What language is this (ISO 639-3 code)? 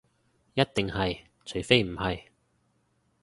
yue